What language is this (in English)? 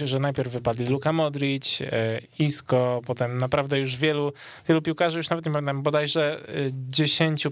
Polish